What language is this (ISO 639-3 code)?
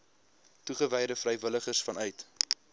afr